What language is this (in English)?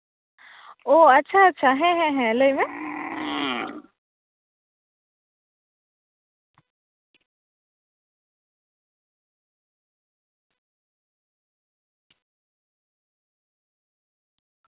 Santali